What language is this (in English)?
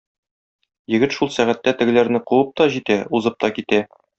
Tatar